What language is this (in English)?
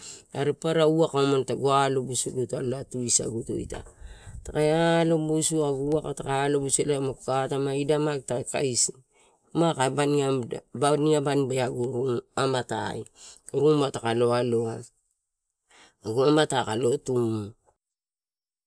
Torau